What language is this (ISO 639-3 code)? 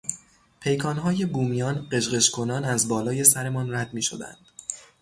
fas